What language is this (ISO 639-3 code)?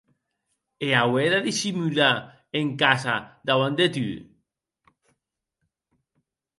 oci